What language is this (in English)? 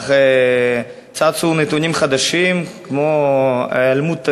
Hebrew